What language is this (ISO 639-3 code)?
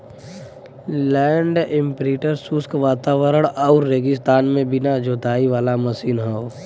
bho